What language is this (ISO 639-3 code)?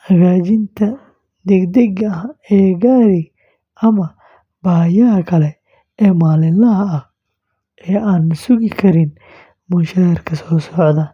som